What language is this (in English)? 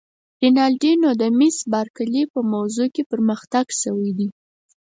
Pashto